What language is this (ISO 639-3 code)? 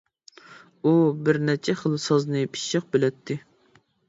uig